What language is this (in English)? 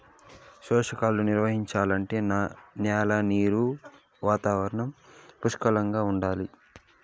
Telugu